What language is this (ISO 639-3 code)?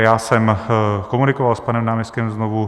ces